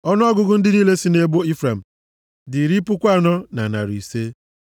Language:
Igbo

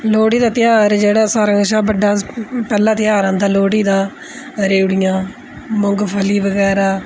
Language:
Dogri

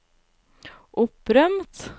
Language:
Norwegian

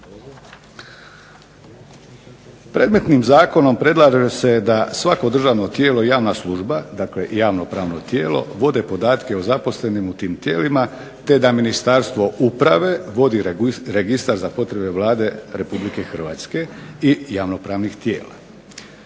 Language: Croatian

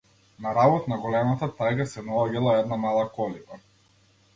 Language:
Macedonian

